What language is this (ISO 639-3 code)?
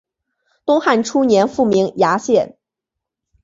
zho